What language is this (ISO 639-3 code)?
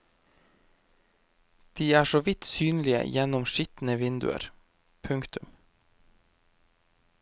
nor